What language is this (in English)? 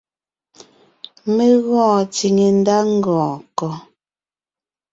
Ngiemboon